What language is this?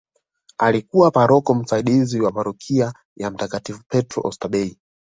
Swahili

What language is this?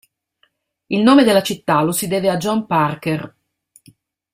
Italian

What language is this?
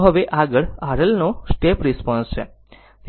Gujarati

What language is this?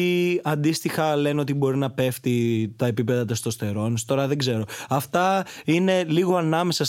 Greek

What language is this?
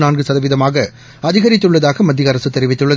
Tamil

